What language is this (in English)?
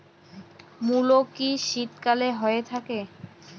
Bangla